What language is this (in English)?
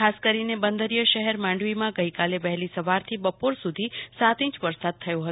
Gujarati